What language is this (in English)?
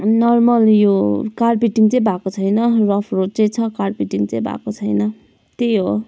Nepali